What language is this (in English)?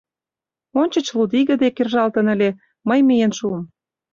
Mari